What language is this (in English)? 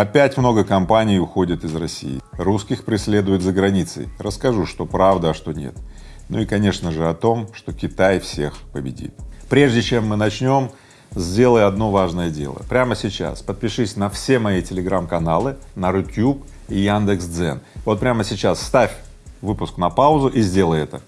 Russian